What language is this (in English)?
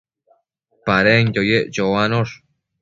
Matsés